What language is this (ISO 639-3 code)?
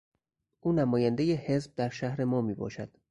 fas